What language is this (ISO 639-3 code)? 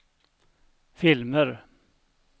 swe